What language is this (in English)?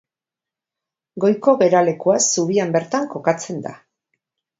Basque